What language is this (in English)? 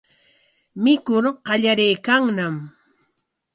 Corongo Ancash Quechua